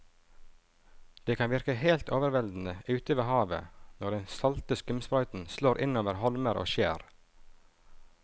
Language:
Norwegian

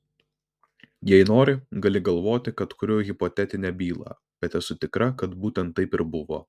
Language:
Lithuanian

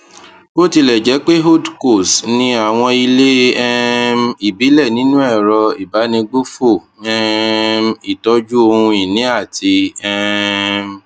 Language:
Yoruba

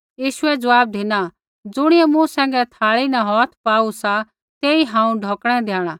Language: Kullu Pahari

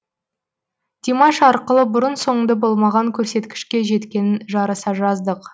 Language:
Kazakh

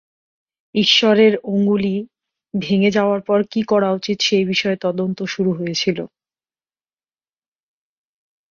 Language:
Bangla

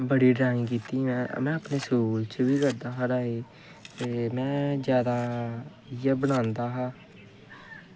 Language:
Dogri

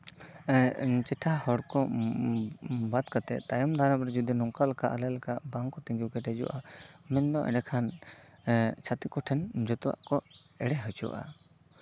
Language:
Santali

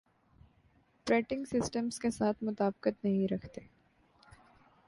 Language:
Urdu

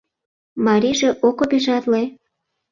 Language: Mari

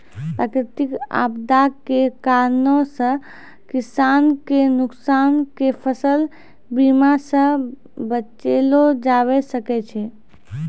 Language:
Maithili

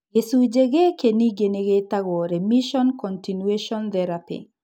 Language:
Kikuyu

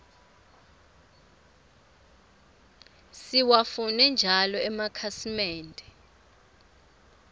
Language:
Swati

